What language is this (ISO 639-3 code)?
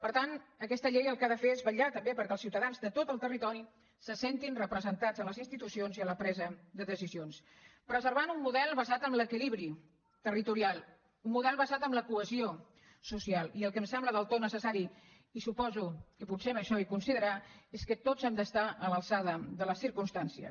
cat